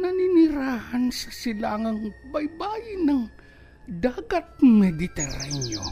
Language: Filipino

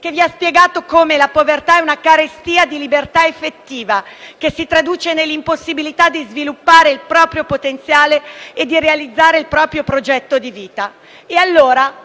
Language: Italian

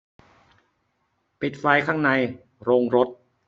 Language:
Thai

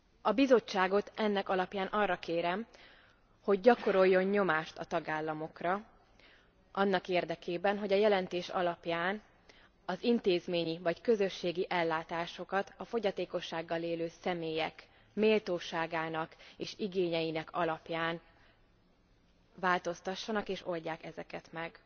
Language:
Hungarian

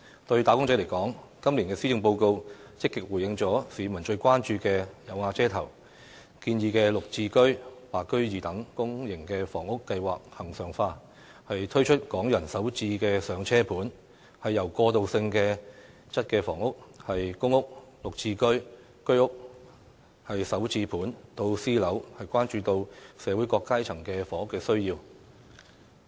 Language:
Cantonese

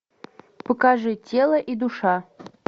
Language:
Russian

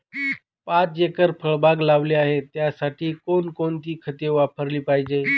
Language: Marathi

